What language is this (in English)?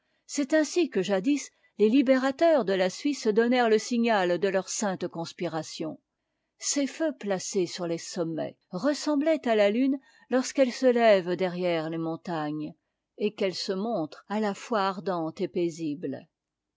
French